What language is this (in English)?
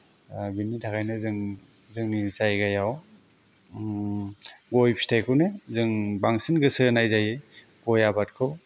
Bodo